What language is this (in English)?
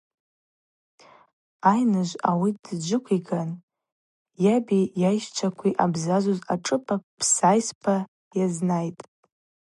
Abaza